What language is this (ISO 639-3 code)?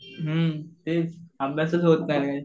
mar